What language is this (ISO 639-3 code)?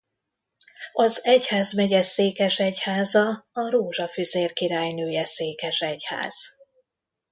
hun